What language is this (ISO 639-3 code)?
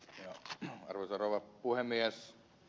fin